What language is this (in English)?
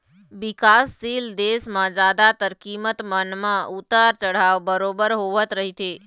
Chhattisgarhi